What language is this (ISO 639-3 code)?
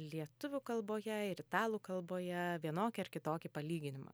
lit